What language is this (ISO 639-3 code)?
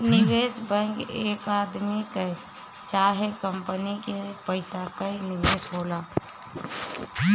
bho